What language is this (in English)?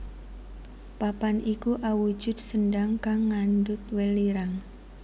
Javanese